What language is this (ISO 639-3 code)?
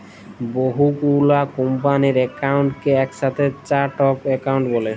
ben